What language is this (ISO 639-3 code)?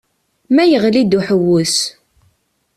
kab